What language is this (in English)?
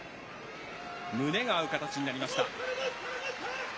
Japanese